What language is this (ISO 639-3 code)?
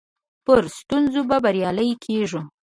pus